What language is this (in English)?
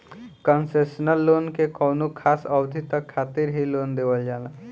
Bhojpuri